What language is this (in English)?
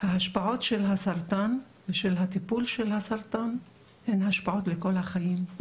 Hebrew